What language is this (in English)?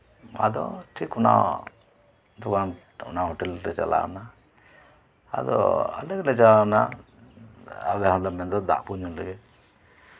Santali